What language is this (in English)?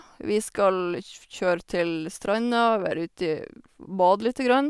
Norwegian